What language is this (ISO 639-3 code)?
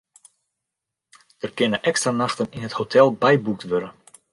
fry